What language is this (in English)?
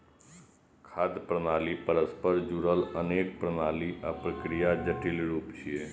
Maithili